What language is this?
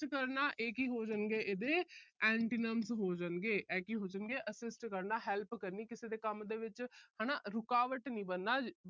Punjabi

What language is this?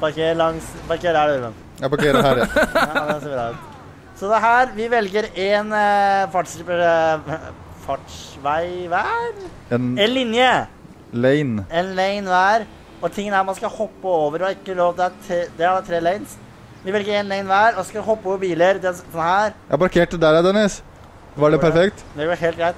Norwegian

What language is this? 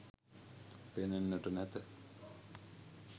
Sinhala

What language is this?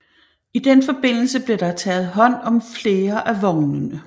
Danish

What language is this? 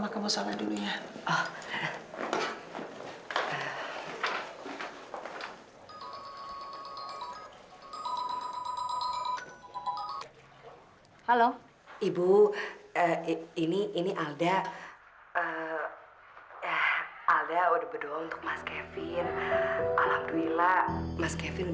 Indonesian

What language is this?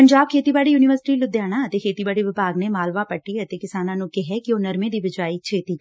Punjabi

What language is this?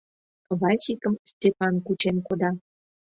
Mari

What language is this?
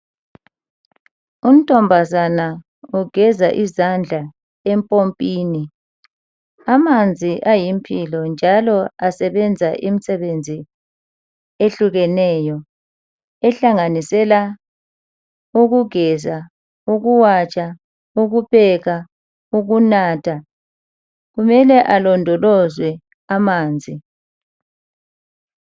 North Ndebele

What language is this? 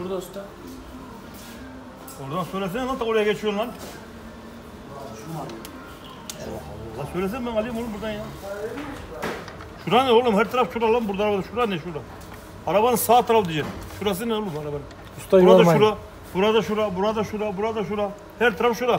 Turkish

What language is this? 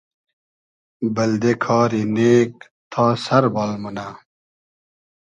Hazaragi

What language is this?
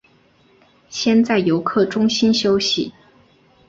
Chinese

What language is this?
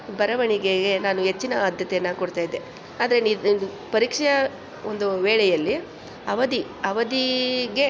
Kannada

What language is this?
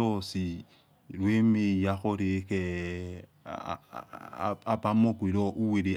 Yekhee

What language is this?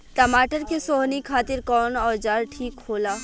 Bhojpuri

